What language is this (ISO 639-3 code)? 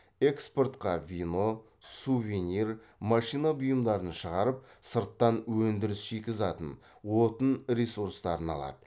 kaz